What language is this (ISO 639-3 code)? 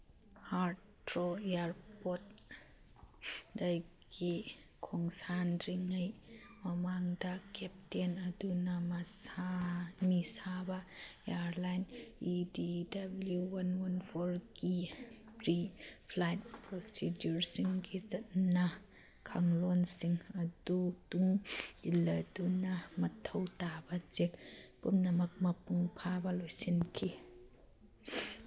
mni